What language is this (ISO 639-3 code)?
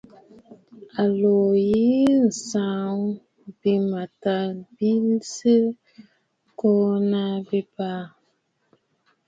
bfd